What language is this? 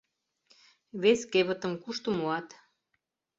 Mari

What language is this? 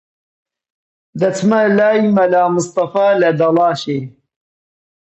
Central Kurdish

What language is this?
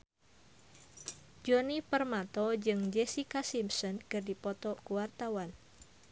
Sundanese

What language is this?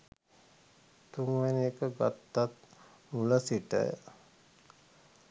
Sinhala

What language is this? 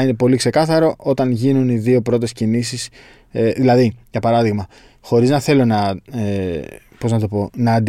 Greek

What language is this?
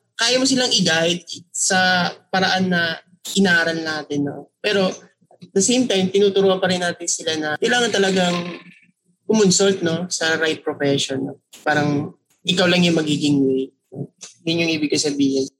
Filipino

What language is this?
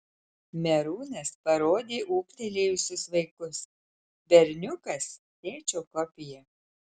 Lithuanian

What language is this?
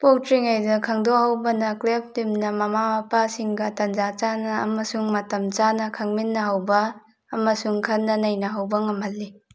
Manipuri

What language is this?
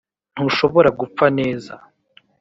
Kinyarwanda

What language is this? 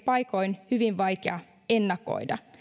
Finnish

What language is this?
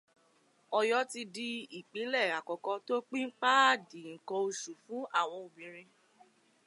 Yoruba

